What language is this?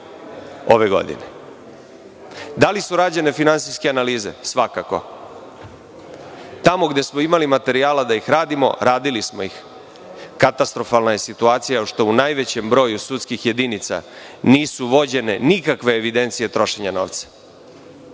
Serbian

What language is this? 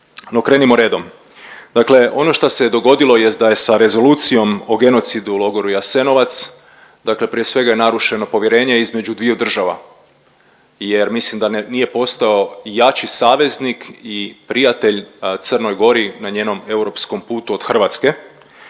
Croatian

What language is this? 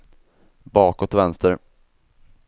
Swedish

